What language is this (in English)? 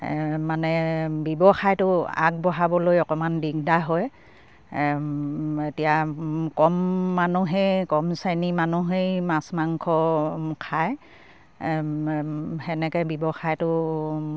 Assamese